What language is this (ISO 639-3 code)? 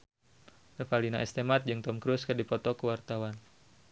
sun